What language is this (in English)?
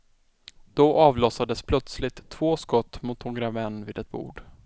Swedish